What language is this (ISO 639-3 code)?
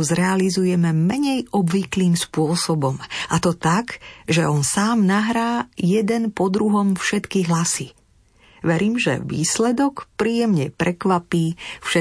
slk